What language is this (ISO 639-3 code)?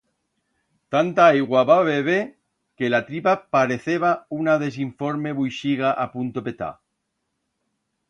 arg